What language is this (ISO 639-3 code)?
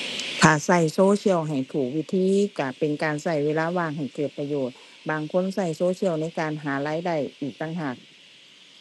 tha